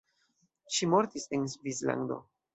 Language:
Esperanto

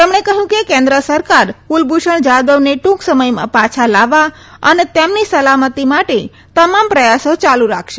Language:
Gujarati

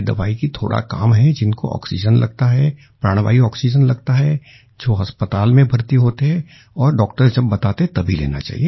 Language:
Hindi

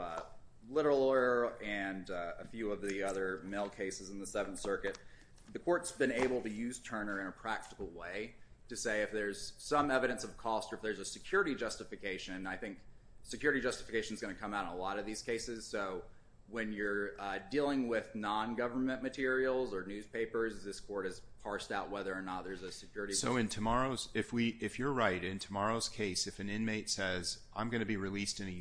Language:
English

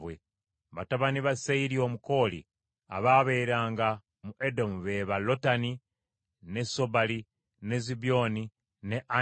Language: Ganda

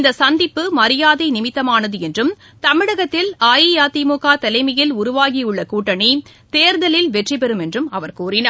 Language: Tamil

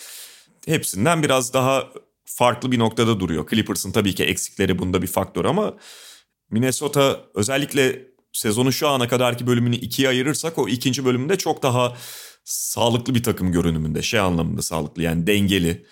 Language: Turkish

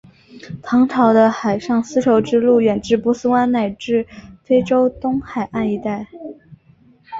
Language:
Chinese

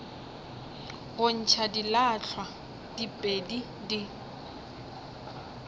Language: Northern Sotho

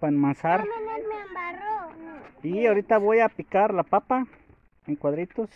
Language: Spanish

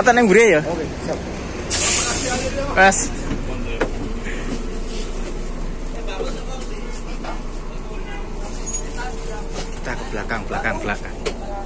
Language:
Indonesian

